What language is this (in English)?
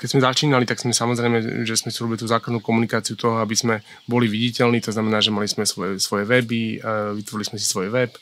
Slovak